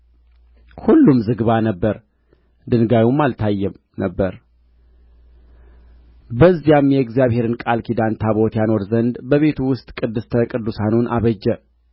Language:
Amharic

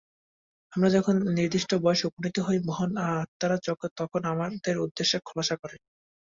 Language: Bangla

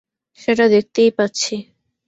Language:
Bangla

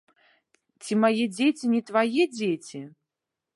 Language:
Belarusian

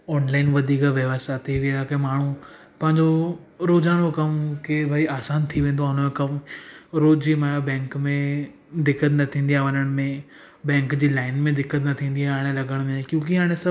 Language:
Sindhi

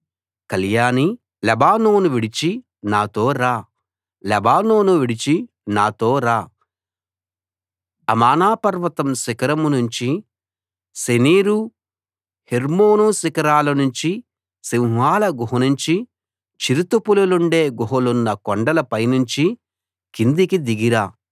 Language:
Telugu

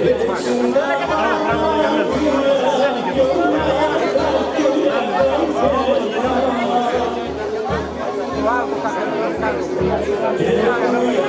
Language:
Greek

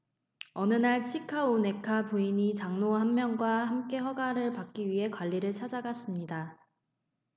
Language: Korean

